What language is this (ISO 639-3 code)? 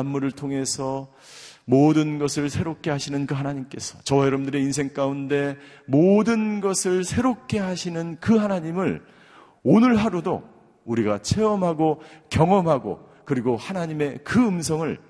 kor